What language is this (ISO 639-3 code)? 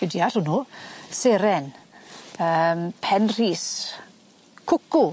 cym